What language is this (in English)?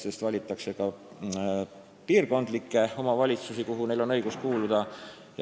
Estonian